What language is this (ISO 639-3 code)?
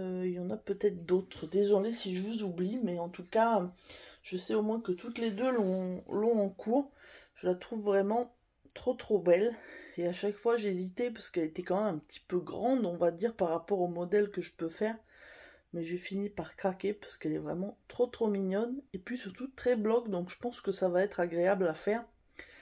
fra